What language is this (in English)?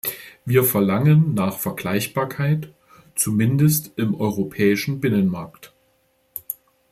German